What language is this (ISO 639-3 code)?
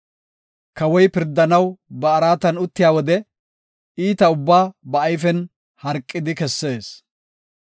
gof